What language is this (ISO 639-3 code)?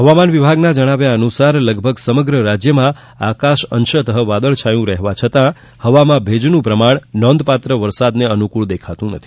guj